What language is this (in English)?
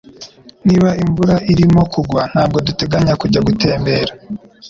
Kinyarwanda